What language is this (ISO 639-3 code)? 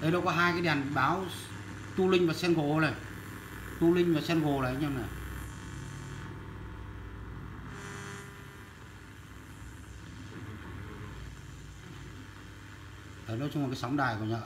vie